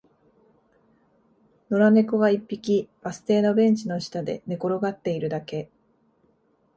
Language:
Japanese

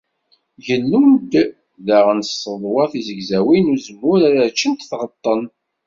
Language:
Kabyle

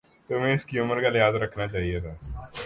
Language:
Urdu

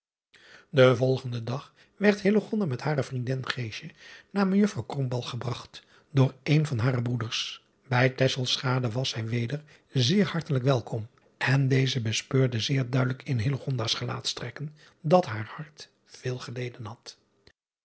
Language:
Dutch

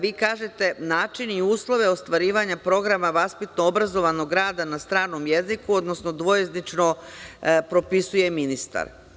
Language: Serbian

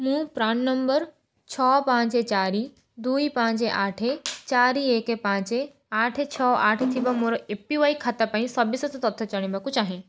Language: Odia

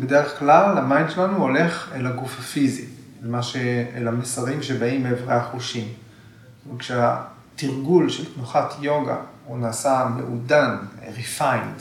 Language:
Hebrew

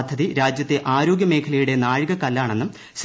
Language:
Malayalam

